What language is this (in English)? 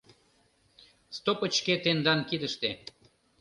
Mari